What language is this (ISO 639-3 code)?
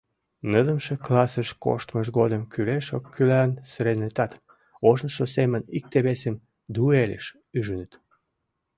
chm